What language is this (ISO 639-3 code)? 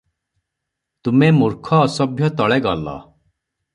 ori